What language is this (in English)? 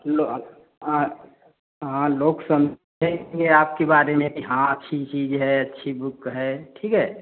Hindi